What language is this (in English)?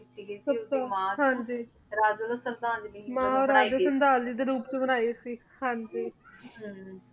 Punjabi